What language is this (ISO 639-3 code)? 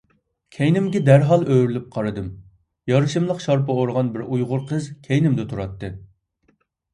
uig